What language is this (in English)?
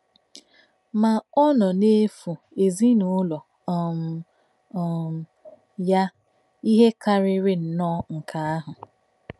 Igbo